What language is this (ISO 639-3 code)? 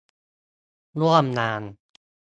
tha